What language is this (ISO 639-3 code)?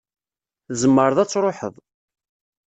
kab